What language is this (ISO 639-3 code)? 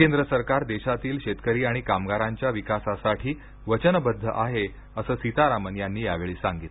mar